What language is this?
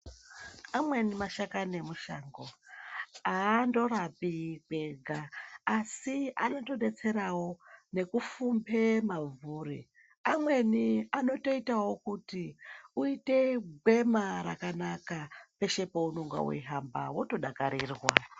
Ndau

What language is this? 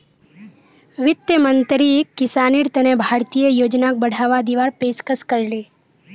Magahi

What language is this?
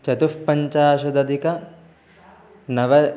Sanskrit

